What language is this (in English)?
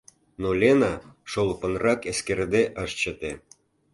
Mari